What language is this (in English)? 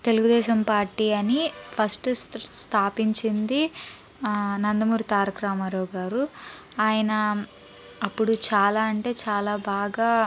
Telugu